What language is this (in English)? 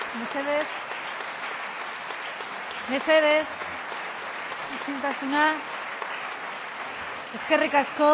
Basque